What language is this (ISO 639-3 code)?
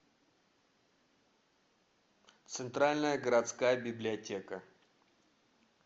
rus